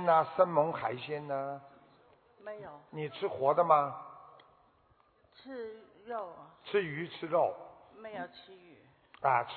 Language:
Chinese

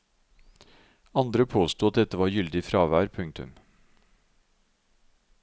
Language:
Norwegian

